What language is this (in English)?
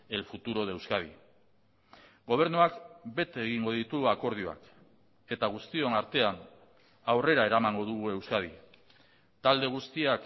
Basque